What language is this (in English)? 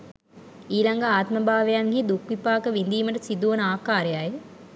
Sinhala